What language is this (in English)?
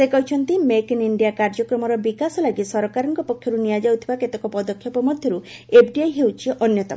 Odia